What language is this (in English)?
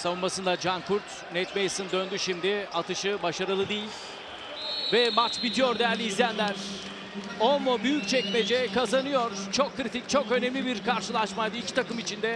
Turkish